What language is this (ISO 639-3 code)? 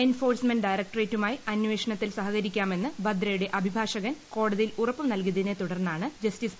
mal